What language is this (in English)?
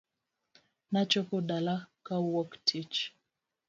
Luo (Kenya and Tanzania)